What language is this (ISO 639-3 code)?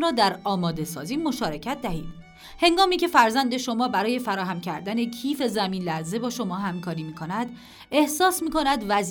fas